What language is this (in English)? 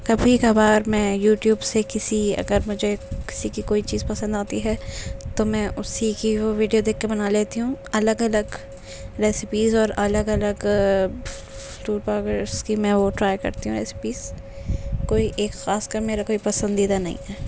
Urdu